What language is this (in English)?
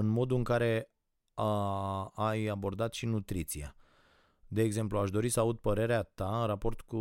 Romanian